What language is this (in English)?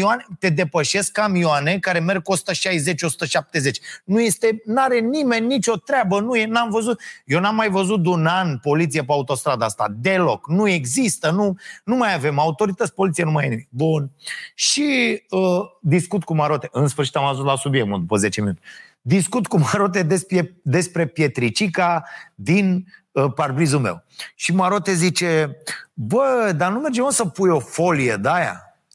Romanian